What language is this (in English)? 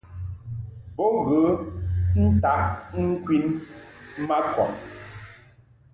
Mungaka